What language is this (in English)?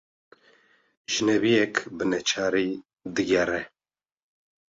Kurdish